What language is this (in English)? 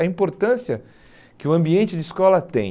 Portuguese